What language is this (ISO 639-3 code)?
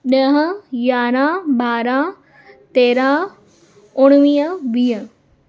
snd